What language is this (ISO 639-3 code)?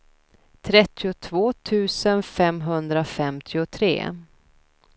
swe